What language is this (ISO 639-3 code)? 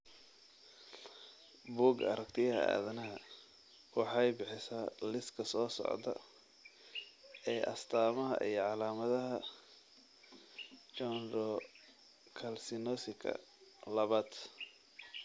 som